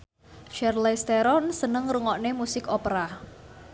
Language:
Javanese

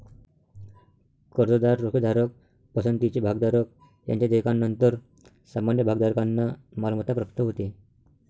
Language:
Marathi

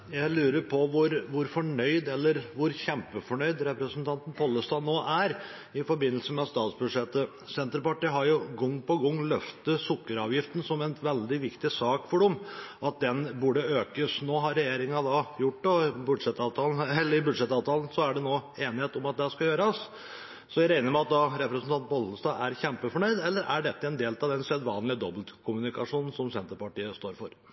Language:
Norwegian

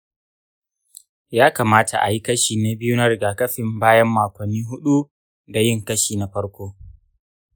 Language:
Hausa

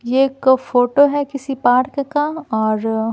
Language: Hindi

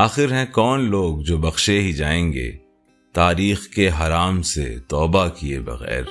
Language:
Urdu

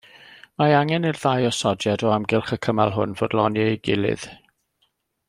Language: Welsh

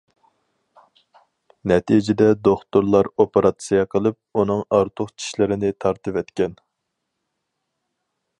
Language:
Uyghur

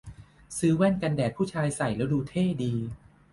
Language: Thai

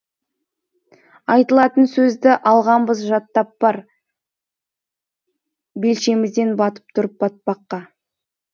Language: Kazakh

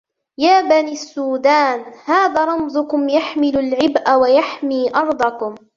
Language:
Arabic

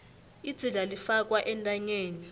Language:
South Ndebele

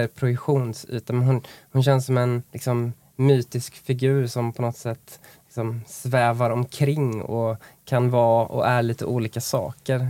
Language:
Swedish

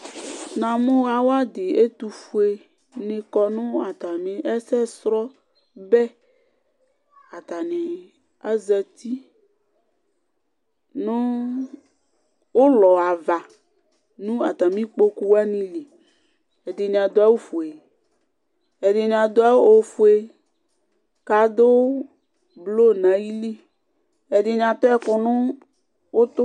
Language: Ikposo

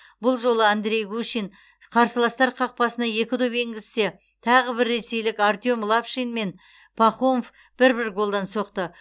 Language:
Kazakh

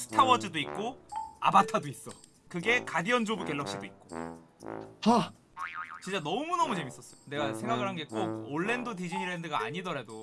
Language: Korean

